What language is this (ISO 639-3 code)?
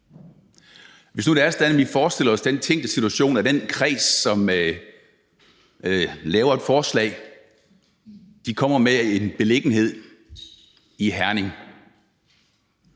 dan